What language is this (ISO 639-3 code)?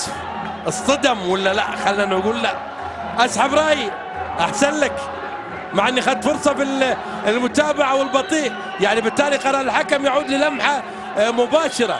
ara